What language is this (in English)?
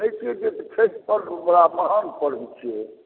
Maithili